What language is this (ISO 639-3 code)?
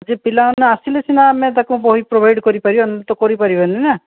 ori